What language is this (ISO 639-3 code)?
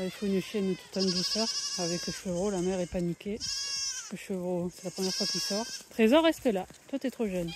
fra